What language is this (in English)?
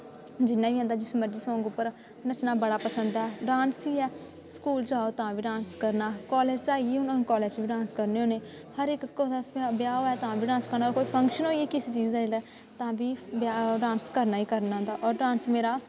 Dogri